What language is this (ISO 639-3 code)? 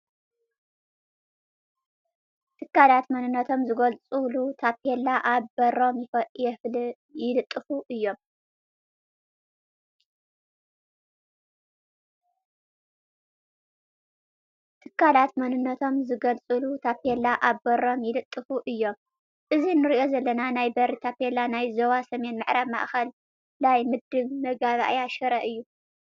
tir